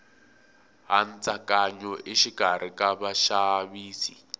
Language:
Tsonga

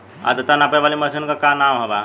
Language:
Bhojpuri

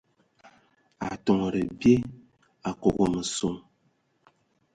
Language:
Ewondo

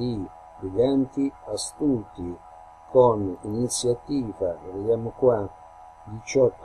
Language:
Italian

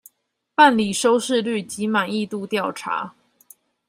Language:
Chinese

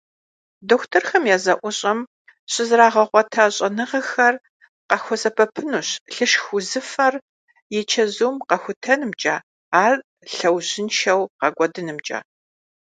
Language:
Kabardian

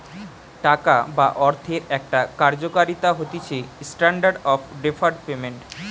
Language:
Bangla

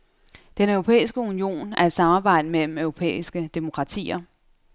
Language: Danish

